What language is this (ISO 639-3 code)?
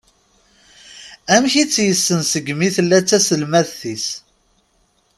kab